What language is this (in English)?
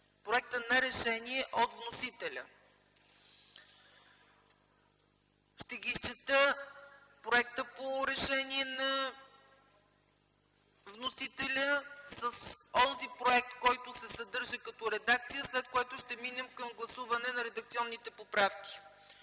Bulgarian